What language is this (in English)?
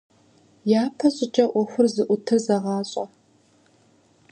Kabardian